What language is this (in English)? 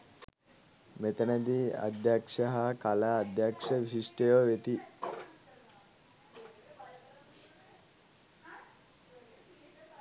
Sinhala